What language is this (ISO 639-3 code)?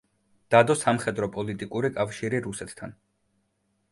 kat